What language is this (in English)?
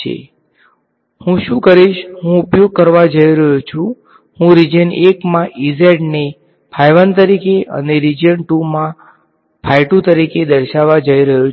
Gujarati